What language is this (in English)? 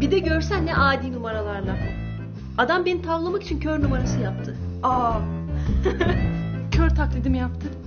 Turkish